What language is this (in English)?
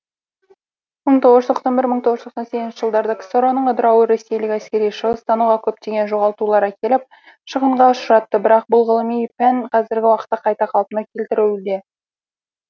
Kazakh